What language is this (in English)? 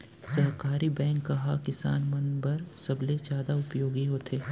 Chhattisgarhi